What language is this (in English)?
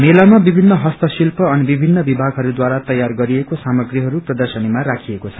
Nepali